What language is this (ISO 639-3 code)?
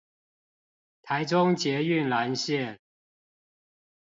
zho